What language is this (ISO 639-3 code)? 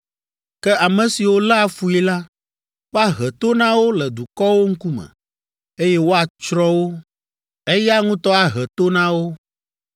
ewe